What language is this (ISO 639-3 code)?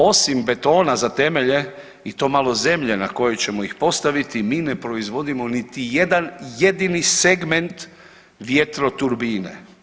hrv